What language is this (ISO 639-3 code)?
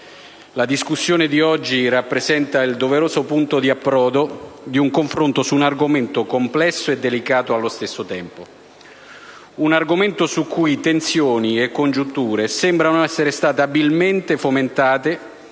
ita